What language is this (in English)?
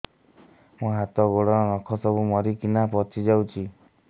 Odia